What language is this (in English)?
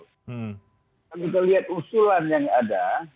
Indonesian